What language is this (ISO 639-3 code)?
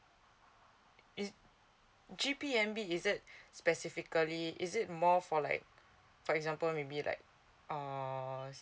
eng